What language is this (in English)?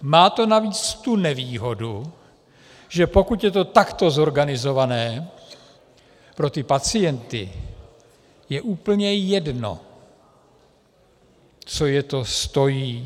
Czech